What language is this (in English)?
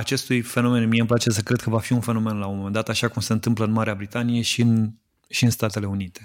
Romanian